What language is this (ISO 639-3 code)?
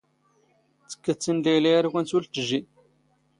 zgh